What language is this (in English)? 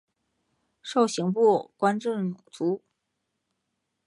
Chinese